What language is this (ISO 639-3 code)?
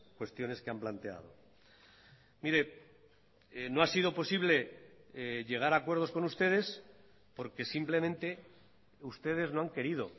spa